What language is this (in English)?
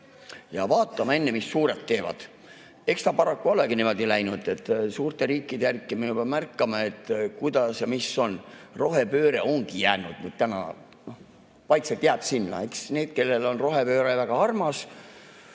Estonian